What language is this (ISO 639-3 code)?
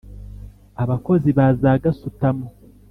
kin